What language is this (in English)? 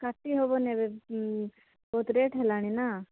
Odia